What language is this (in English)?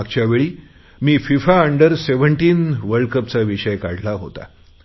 Marathi